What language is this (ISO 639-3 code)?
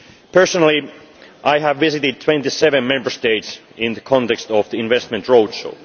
eng